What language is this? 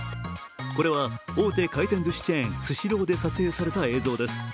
Japanese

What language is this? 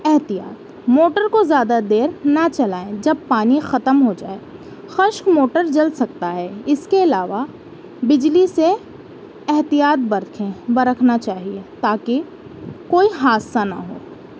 Urdu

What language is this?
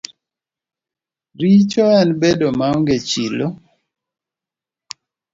Luo (Kenya and Tanzania)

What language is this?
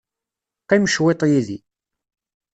Kabyle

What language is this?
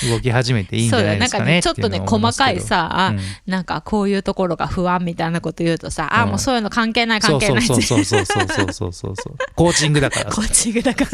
Japanese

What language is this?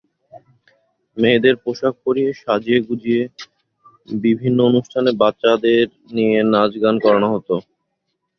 Bangla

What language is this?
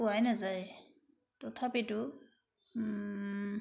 Assamese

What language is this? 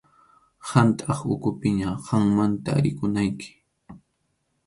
Arequipa-La Unión Quechua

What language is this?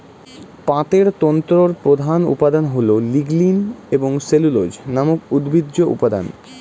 Bangla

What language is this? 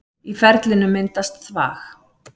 Icelandic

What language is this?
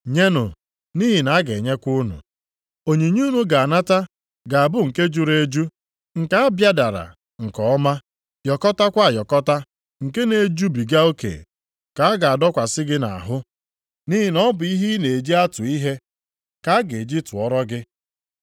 Igbo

